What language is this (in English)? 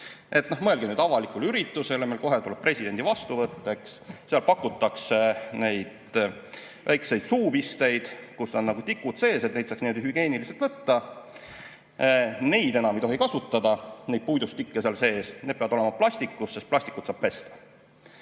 Estonian